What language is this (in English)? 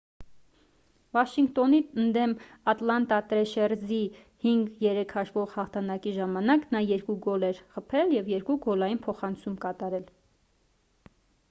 Armenian